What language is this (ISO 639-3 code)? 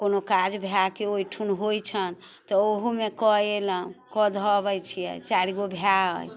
mai